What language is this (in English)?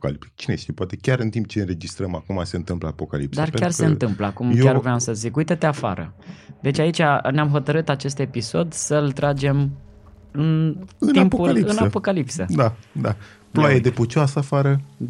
Romanian